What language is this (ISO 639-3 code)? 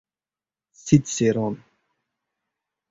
uzb